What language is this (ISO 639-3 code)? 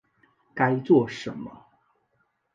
zho